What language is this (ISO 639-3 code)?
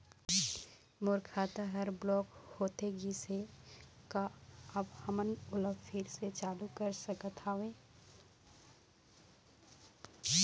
hne